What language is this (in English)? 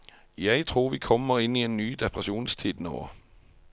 Norwegian